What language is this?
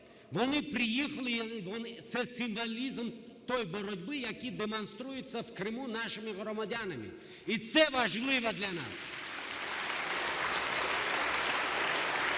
Ukrainian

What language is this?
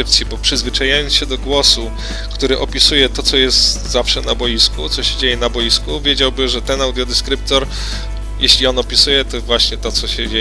Polish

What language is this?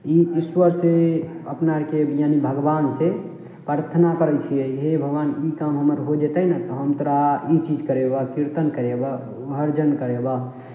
Maithili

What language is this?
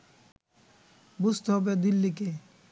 Bangla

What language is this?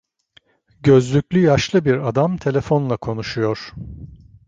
Turkish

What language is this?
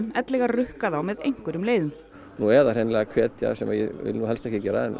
Icelandic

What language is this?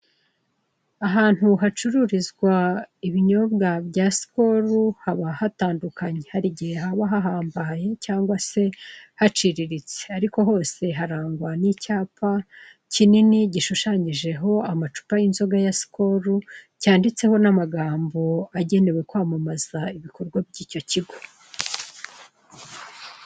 Kinyarwanda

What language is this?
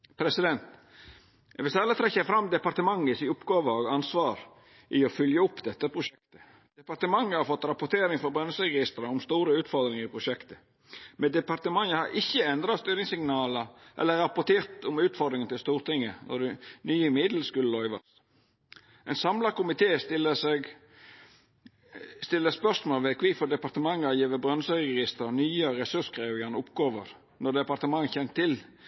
Norwegian Nynorsk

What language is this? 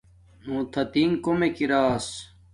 Domaaki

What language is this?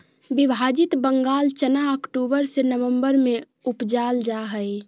Magahi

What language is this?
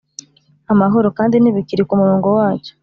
Kinyarwanda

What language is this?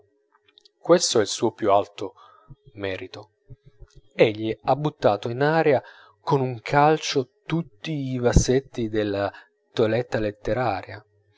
Italian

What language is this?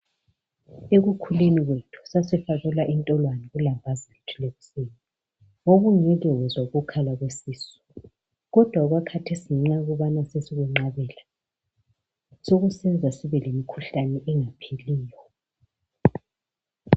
North Ndebele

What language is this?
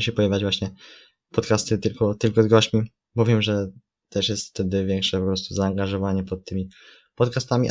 Polish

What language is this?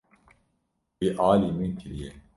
Kurdish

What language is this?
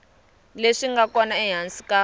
Tsonga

